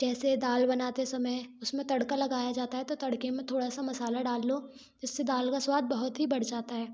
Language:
Hindi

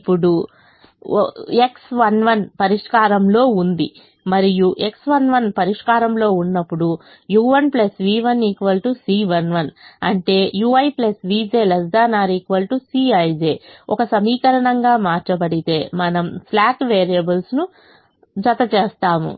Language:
Telugu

